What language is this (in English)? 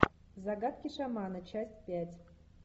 Russian